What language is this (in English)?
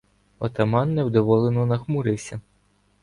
Ukrainian